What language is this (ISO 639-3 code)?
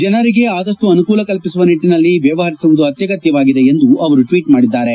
kan